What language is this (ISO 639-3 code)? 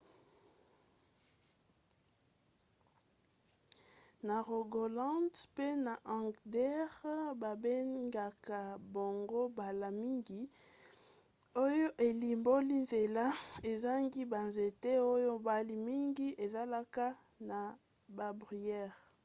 lin